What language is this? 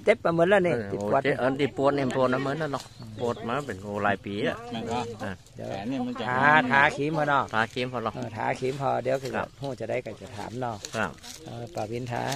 Thai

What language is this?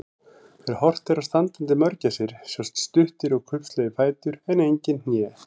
Icelandic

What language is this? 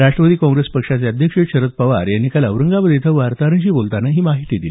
Marathi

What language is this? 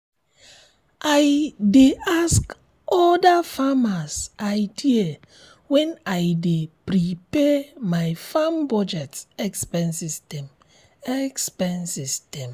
Nigerian Pidgin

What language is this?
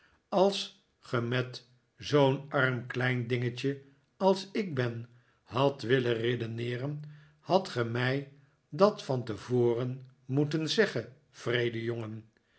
Dutch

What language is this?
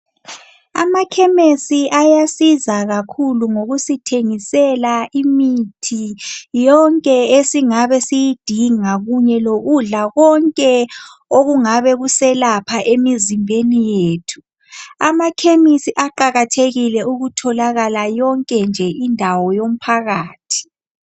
North Ndebele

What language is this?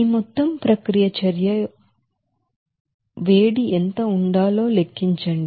Telugu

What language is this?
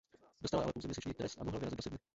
Czech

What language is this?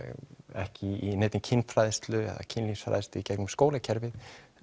Icelandic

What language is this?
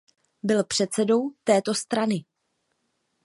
Czech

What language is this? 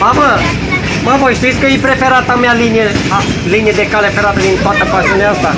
Romanian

